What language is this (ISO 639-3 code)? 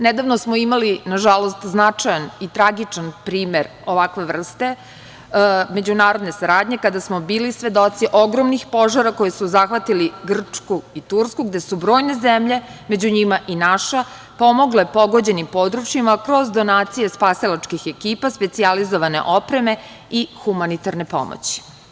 srp